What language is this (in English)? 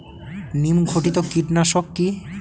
Bangla